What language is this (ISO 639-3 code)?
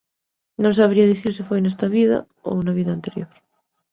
glg